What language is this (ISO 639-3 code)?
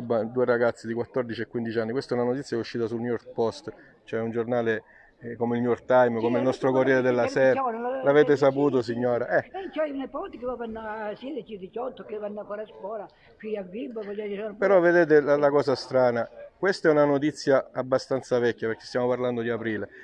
ita